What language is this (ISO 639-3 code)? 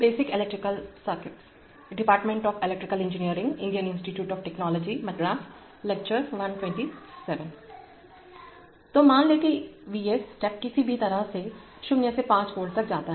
hin